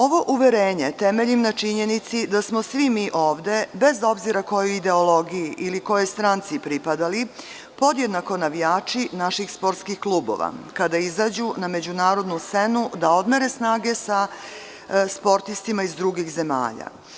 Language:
Serbian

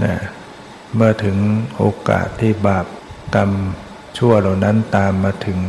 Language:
Thai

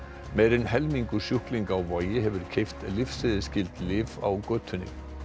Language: Icelandic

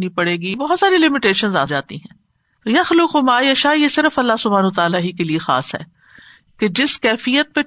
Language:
Urdu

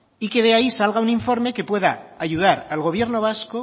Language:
Spanish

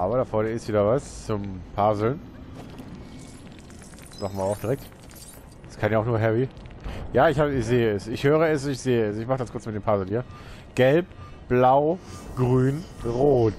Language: German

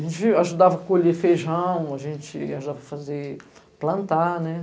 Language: Portuguese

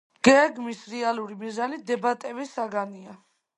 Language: Georgian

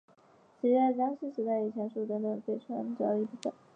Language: Chinese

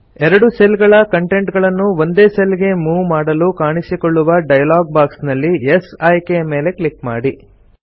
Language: Kannada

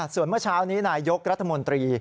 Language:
Thai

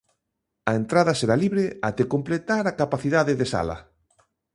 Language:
Galician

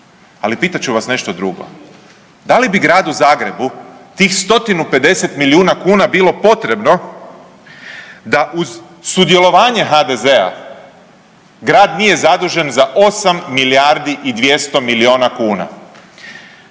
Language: Croatian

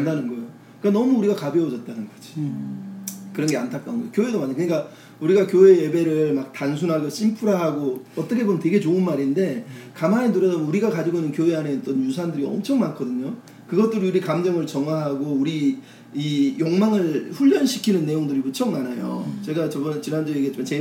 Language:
Korean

